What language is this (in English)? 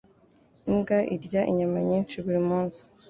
Kinyarwanda